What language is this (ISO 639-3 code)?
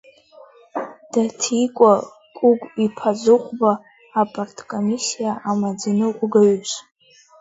abk